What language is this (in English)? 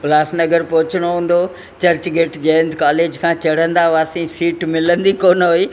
Sindhi